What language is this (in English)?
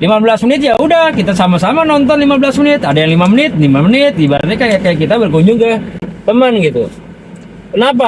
Indonesian